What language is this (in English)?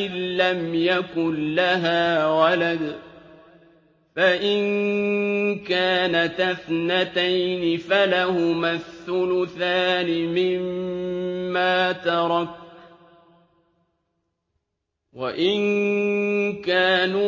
Arabic